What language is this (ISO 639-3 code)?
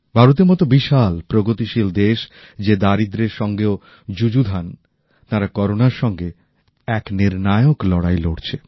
ben